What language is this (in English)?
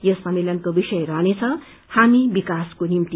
Nepali